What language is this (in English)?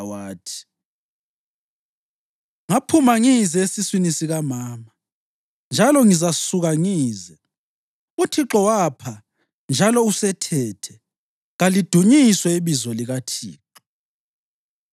North Ndebele